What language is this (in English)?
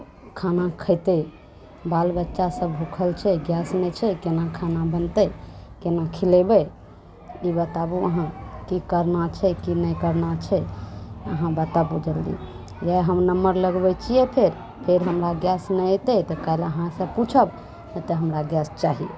Maithili